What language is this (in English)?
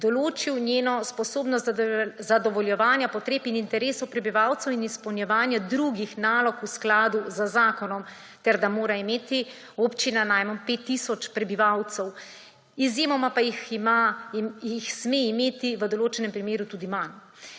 Slovenian